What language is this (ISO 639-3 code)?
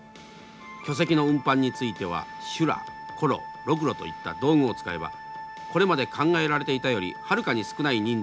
jpn